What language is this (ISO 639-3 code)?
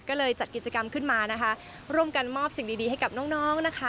tha